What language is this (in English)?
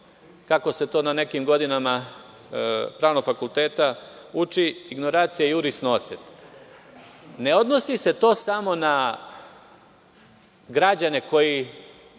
Serbian